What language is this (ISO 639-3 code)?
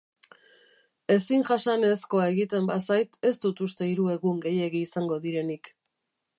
eus